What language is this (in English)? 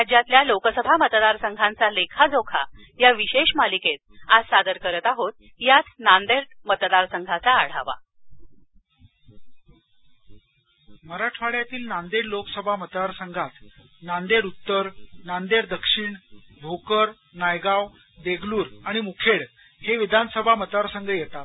Marathi